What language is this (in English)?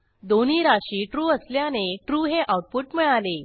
Marathi